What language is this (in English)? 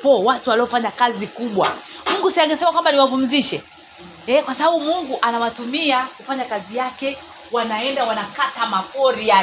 Swahili